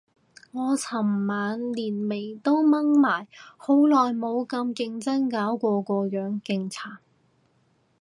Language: Cantonese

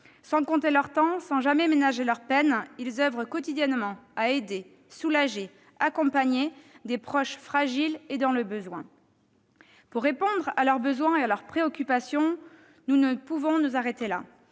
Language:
French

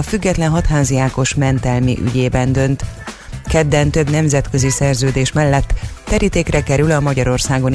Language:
Hungarian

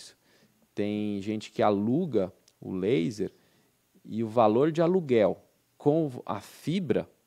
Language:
Portuguese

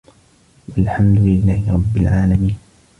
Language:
Arabic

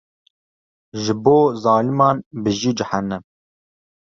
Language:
Kurdish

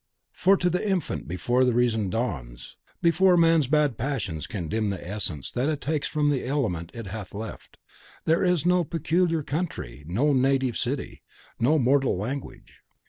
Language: English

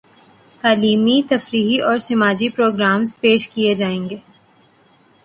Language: Urdu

